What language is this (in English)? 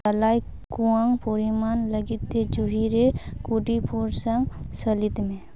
Santali